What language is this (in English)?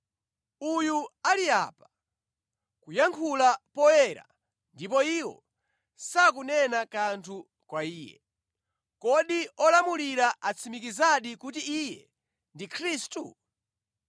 Nyanja